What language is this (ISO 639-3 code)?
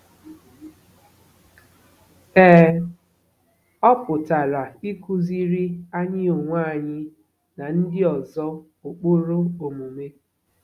ibo